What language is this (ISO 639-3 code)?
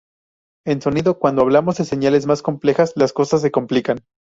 spa